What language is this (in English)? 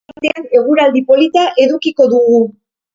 Basque